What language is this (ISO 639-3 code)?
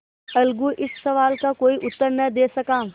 hin